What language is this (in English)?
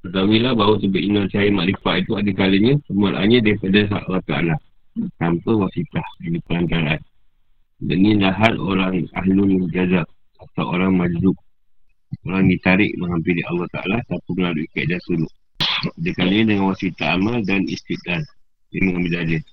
Malay